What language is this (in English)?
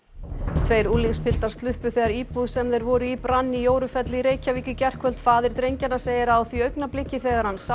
Icelandic